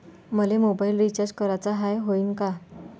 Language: Marathi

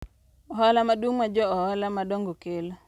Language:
Luo (Kenya and Tanzania)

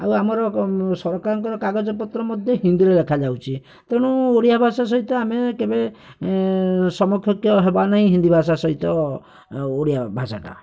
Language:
Odia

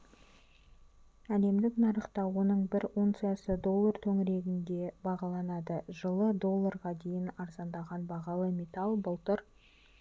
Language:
Kazakh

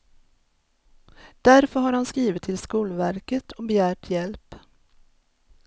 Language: Swedish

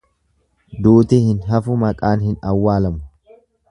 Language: Oromo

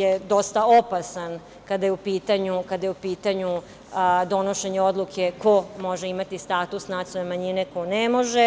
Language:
Serbian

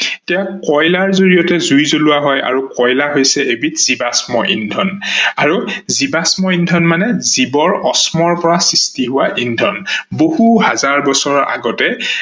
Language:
Assamese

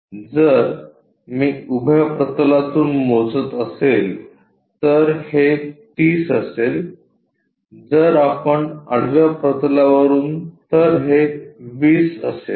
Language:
Marathi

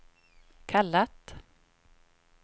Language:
Swedish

